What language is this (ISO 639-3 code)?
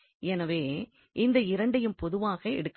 tam